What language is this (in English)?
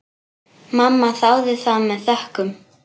Icelandic